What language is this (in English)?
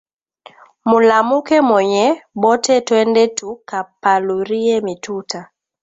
Swahili